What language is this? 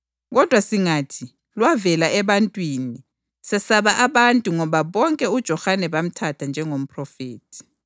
North Ndebele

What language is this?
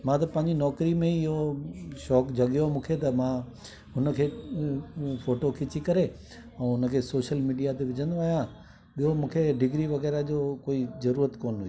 Sindhi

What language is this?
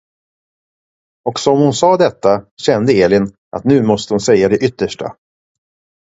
Swedish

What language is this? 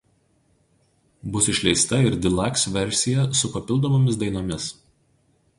Lithuanian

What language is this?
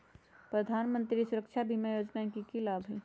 Magahi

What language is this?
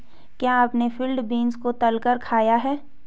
Hindi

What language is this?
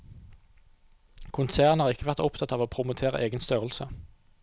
Norwegian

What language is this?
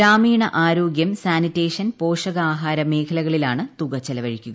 Malayalam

